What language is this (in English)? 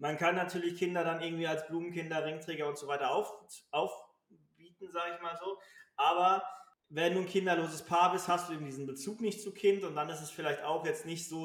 German